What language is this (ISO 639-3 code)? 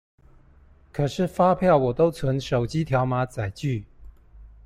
zho